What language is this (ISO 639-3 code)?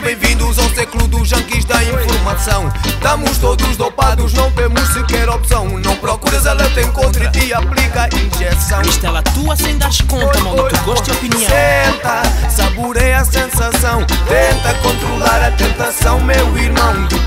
por